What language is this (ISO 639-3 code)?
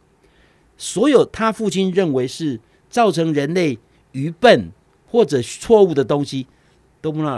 zho